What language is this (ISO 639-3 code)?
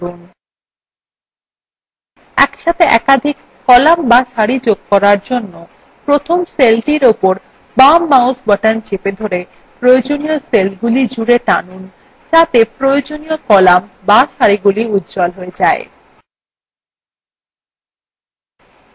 ben